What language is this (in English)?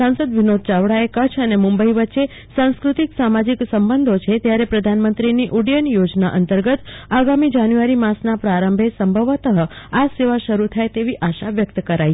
Gujarati